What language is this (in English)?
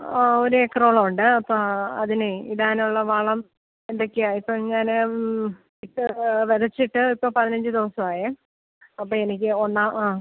Malayalam